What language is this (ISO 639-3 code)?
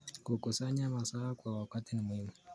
kln